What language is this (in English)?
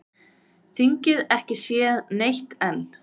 Icelandic